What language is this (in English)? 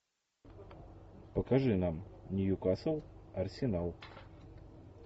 Russian